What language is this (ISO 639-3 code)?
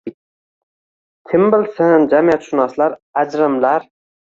uzb